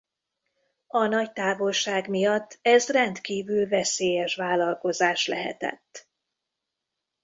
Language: Hungarian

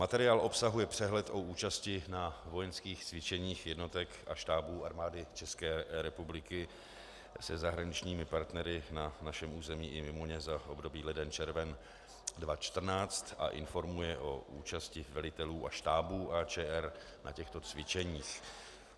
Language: Czech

